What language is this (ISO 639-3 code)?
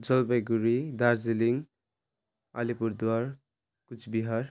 nep